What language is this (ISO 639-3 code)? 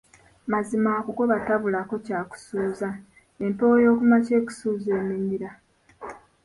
lug